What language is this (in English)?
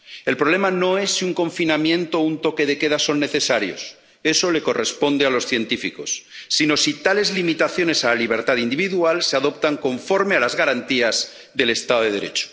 Spanish